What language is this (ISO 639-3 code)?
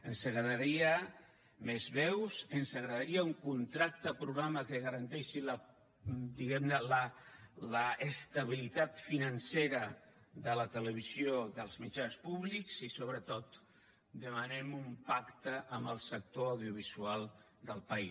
cat